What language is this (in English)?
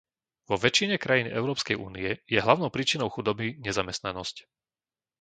Slovak